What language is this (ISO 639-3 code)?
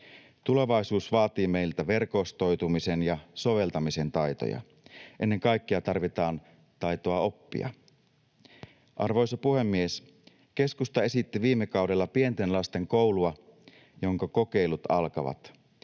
fin